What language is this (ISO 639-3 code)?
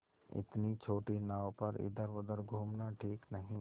hin